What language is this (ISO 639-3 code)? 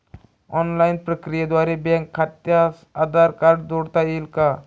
mar